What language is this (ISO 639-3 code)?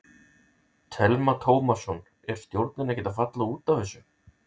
isl